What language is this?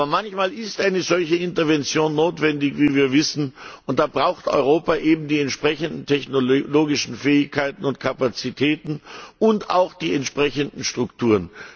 German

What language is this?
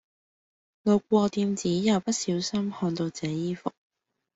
Cantonese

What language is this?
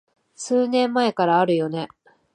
Japanese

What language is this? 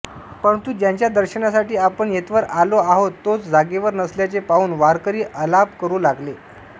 Marathi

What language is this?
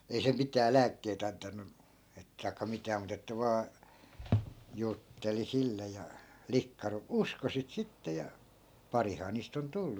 Finnish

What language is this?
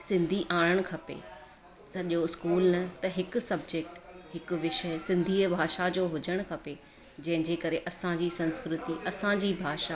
Sindhi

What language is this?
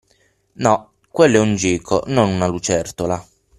Italian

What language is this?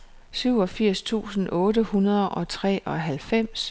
Danish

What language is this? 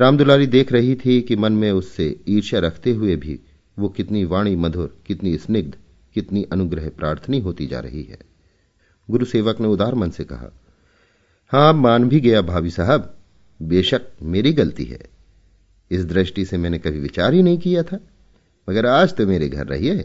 Hindi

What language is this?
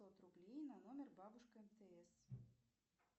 Russian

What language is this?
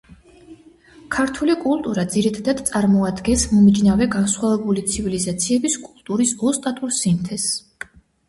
Georgian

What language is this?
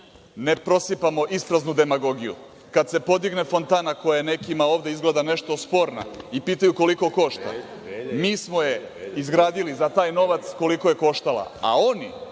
Serbian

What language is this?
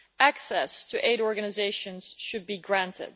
English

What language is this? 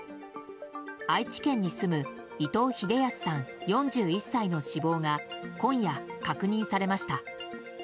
Japanese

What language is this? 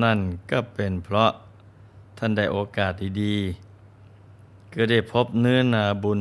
Thai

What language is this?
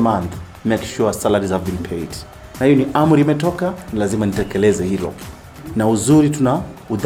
Swahili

